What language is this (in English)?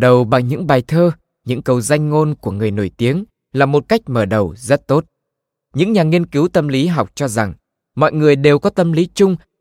Vietnamese